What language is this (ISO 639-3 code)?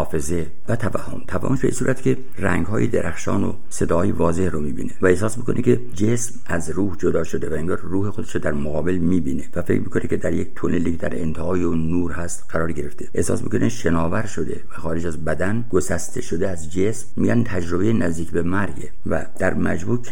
fas